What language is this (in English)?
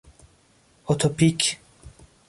Persian